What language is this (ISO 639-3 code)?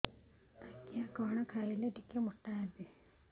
ori